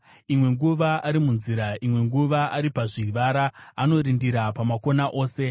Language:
Shona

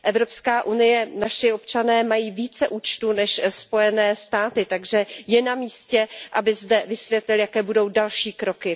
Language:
Czech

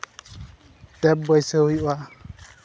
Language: Santali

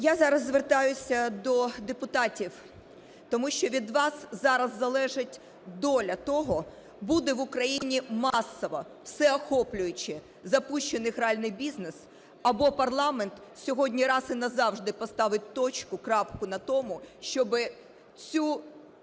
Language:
Ukrainian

